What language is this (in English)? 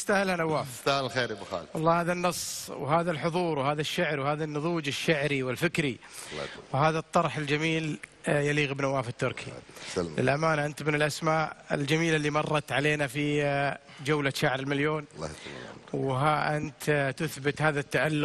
Arabic